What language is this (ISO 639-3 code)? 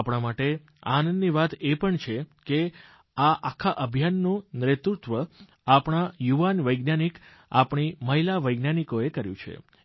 guj